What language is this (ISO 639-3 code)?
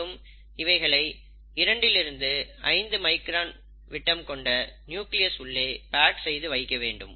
tam